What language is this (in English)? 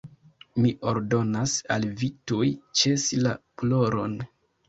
Esperanto